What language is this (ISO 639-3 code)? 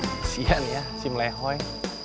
ind